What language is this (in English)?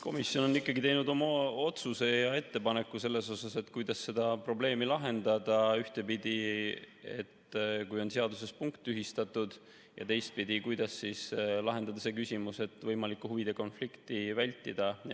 Estonian